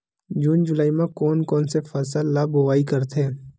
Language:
Chhattisgarhi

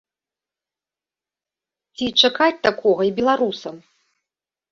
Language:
Belarusian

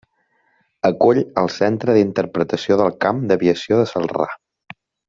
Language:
Catalan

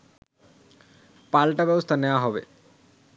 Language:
Bangla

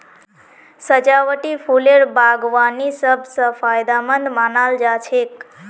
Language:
Magahi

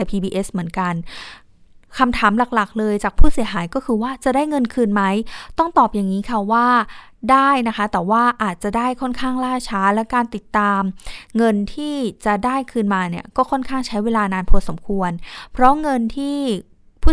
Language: Thai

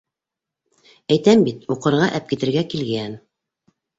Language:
Bashkir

